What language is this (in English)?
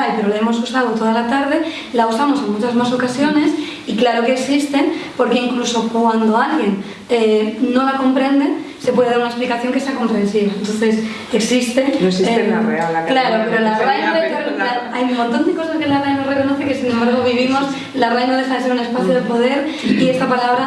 Spanish